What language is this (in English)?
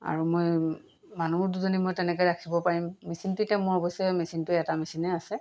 Assamese